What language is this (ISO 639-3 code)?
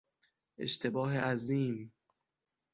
fas